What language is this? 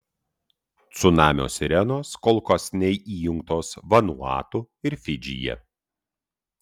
Lithuanian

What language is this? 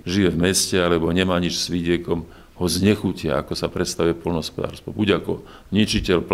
Slovak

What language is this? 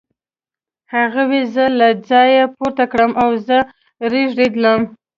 Pashto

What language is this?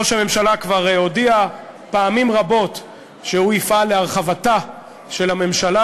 Hebrew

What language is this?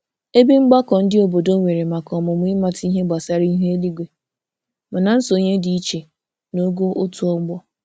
Igbo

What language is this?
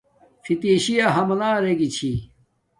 Domaaki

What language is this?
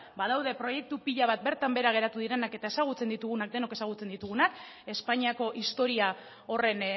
Basque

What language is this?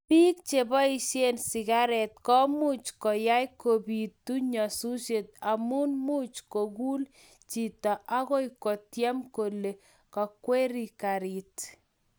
Kalenjin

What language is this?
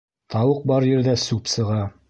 Bashkir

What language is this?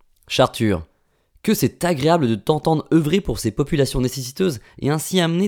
French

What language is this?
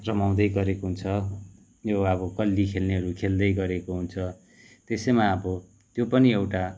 Nepali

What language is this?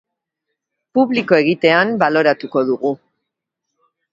Basque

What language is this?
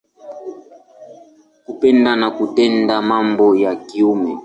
Swahili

